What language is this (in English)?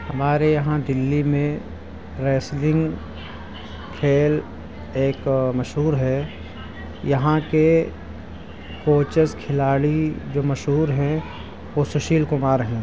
Urdu